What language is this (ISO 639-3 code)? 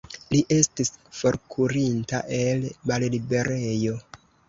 epo